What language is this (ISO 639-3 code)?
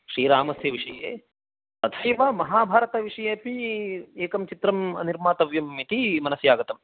san